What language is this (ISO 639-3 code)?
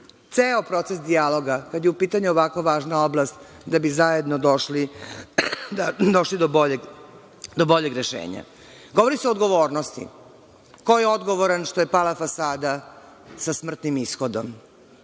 srp